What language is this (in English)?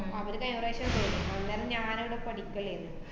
Malayalam